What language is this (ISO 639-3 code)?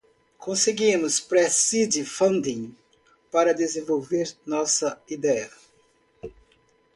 por